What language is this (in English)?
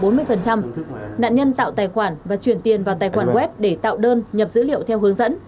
Vietnamese